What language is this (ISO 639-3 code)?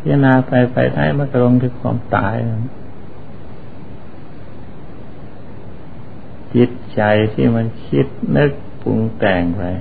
tha